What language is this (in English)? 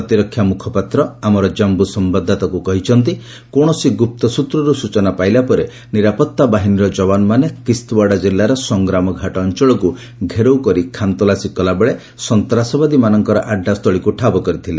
Odia